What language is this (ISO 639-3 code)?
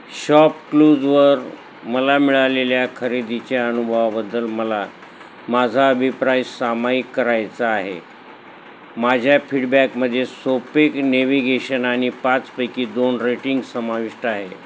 mar